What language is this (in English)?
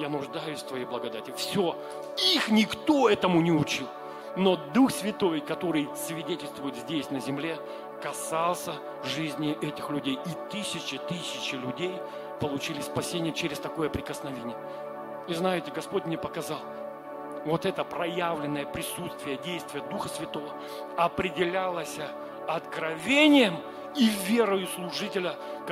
Russian